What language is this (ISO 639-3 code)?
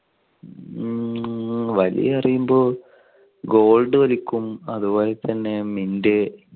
mal